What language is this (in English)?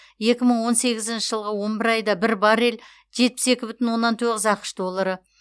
Kazakh